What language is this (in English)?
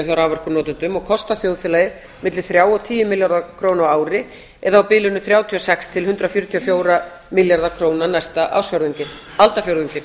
Icelandic